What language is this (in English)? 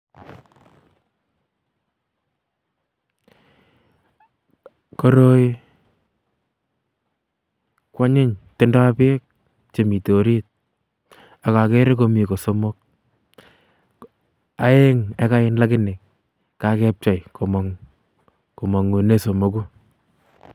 Kalenjin